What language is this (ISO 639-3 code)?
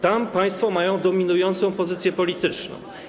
pol